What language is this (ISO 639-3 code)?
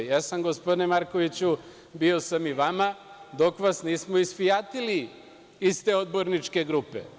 srp